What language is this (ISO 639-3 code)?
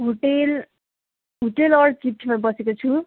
nep